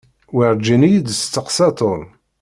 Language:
Kabyle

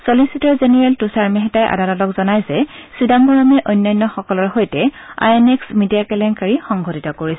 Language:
Assamese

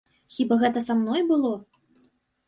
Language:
Belarusian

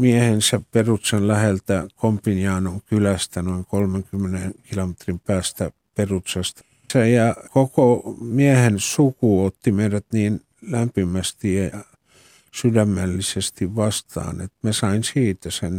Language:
Finnish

